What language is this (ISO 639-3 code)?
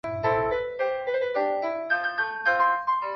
zho